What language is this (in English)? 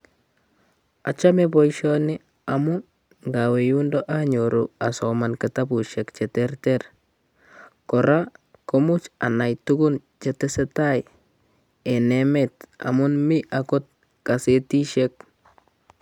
Kalenjin